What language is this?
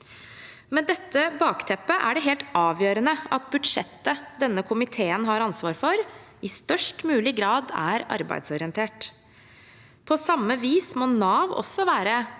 Norwegian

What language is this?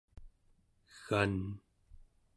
Central Yupik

